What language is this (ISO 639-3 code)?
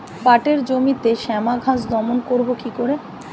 ben